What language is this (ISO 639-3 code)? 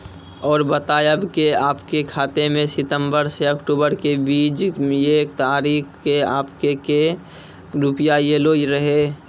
mai